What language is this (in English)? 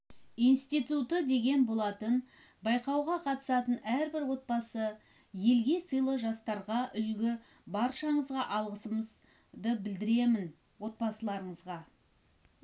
Kazakh